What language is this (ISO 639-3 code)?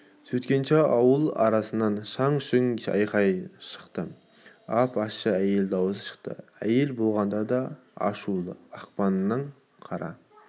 kaz